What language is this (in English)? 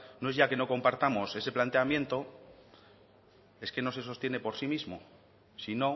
Spanish